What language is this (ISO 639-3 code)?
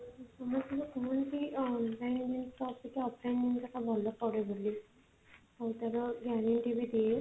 ori